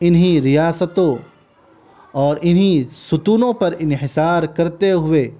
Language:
Urdu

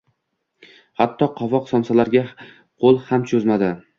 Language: Uzbek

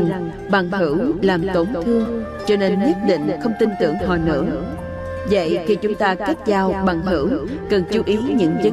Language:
Vietnamese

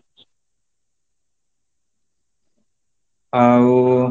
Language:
Odia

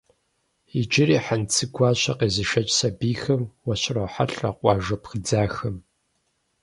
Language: Kabardian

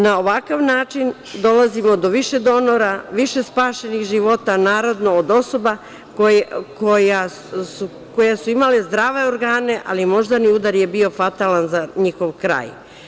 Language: Serbian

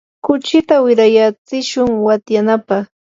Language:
Yanahuanca Pasco Quechua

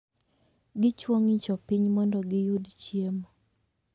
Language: Luo (Kenya and Tanzania)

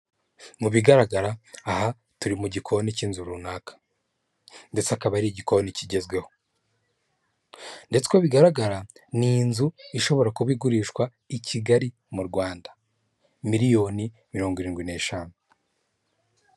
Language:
Kinyarwanda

